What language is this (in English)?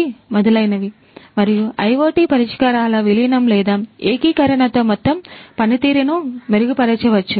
Telugu